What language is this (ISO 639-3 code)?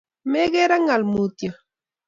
kln